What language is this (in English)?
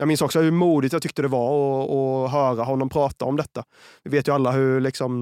Swedish